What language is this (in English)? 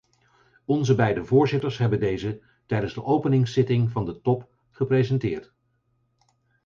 Dutch